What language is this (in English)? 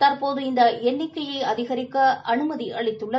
Tamil